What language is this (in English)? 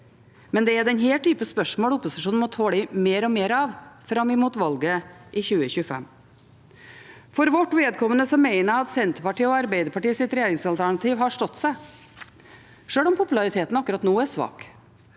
Norwegian